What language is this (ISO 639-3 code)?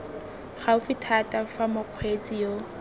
tsn